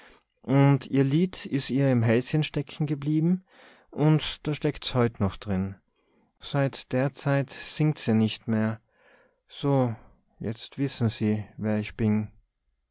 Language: German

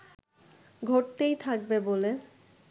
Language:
Bangla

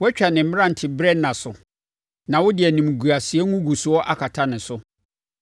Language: Akan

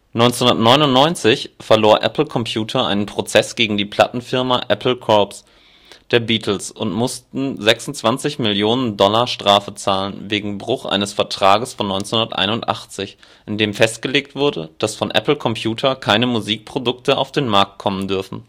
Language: German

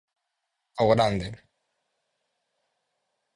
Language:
Galician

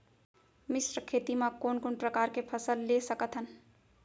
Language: Chhattisgarhi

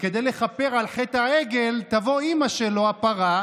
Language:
Hebrew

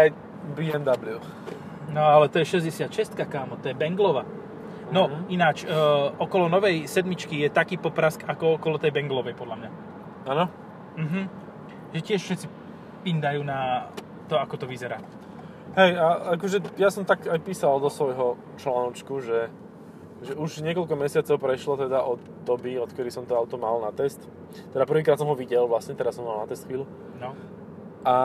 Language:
Slovak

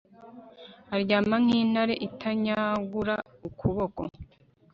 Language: Kinyarwanda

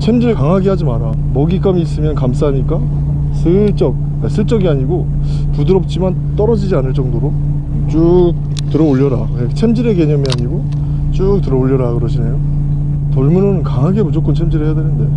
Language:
Korean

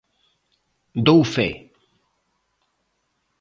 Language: Galician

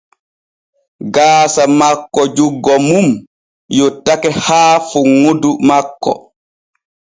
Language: Borgu Fulfulde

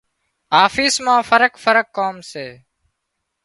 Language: Wadiyara Koli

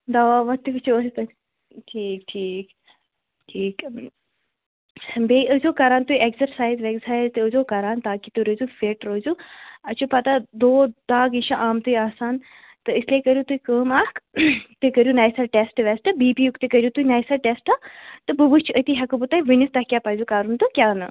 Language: Kashmiri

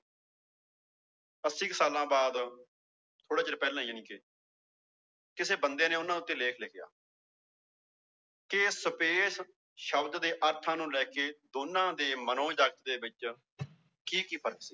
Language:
Punjabi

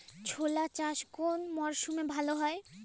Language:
Bangla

